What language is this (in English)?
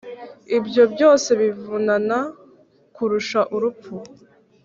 Kinyarwanda